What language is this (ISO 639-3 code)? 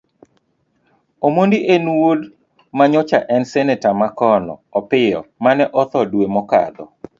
luo